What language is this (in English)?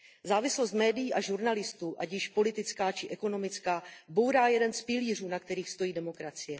Czech